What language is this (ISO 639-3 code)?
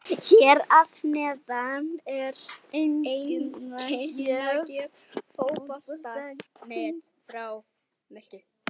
isl